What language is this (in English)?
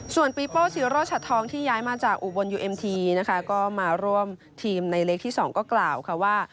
Thai